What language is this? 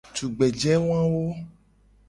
Gen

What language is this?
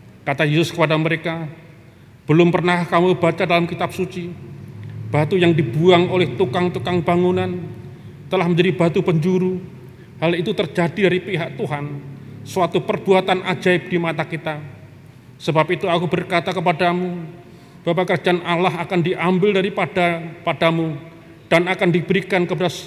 Indonesian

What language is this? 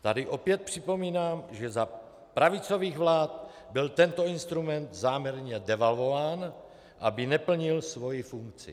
Czech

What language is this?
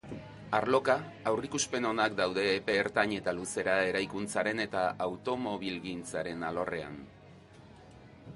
Basque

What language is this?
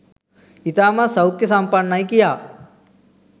Sinhala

